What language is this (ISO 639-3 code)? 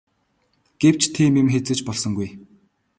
mon